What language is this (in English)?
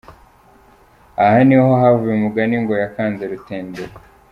Kinyarwanda